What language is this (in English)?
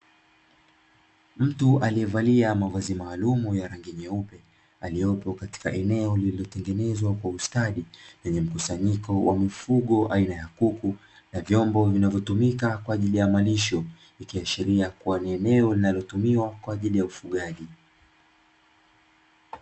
Swahili